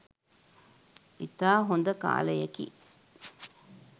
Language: Sinhala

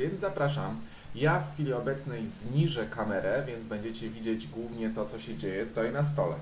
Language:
Polish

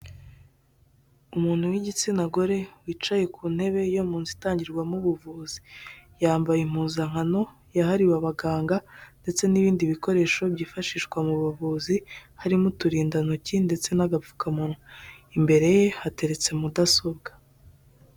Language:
Kinyarwanda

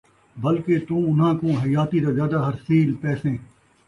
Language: Saraiki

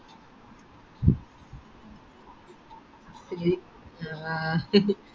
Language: Malayalam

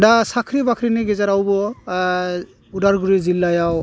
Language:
Bodo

